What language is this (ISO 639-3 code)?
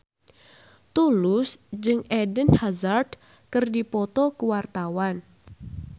sun